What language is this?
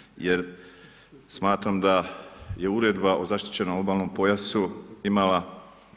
Croatian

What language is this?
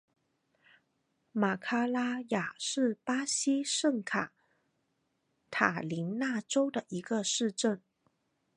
Chinese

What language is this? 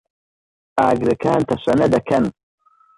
Central Kurdish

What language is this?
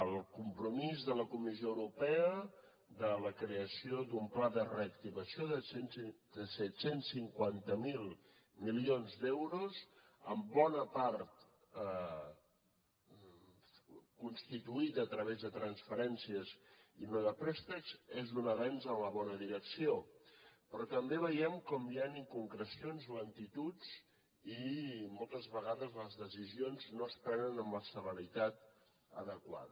Catalan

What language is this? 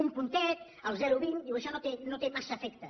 Catalan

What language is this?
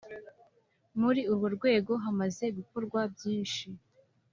Kinyarwanda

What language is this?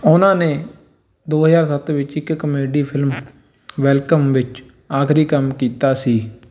Punjabi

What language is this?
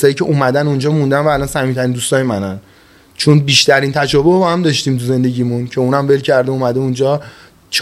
Persian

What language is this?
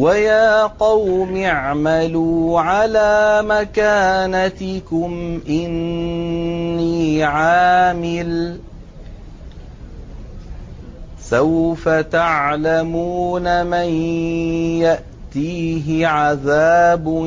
Arabic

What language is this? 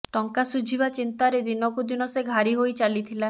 Odia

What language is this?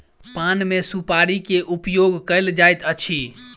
Maithili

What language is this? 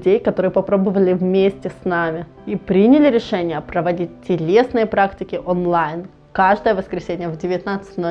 Russian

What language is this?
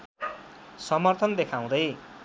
Nepali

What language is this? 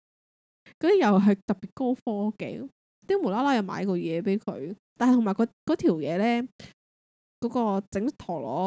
Chinese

